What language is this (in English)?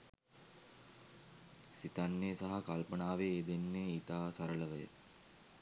Sinhala